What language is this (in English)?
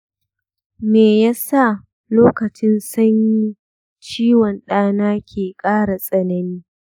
Hausa